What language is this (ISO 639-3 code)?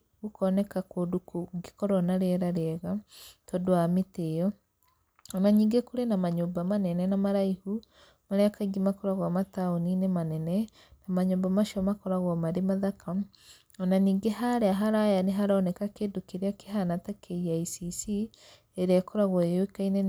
kik